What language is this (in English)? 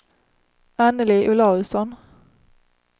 Swedish